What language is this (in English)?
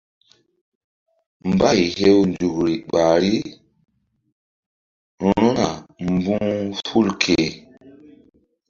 Mbum